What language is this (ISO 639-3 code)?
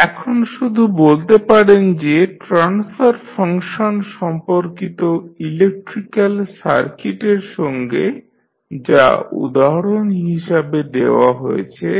ben